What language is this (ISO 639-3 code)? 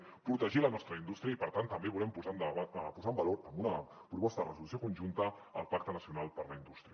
cat